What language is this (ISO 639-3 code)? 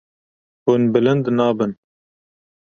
kur